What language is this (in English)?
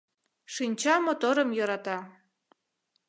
Mari